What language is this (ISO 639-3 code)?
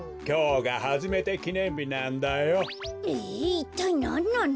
jpn